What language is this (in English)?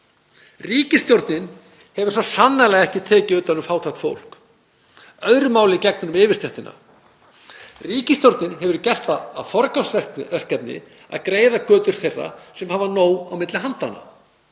Icelandic